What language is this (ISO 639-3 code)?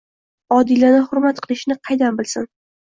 uzb